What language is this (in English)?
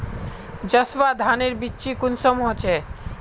Magahi